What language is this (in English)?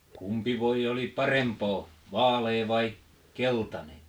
Finnish